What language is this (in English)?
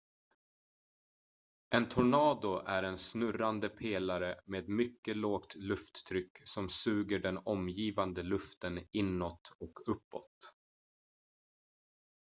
Swedish